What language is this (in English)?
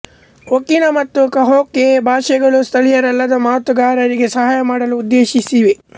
Kannada